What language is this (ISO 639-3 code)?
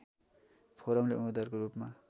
nep